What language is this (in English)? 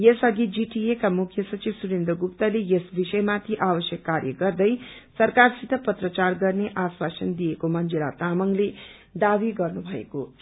Nepali